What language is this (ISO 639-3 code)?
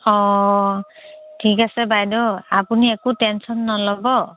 asm